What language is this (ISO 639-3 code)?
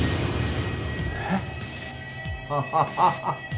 jpn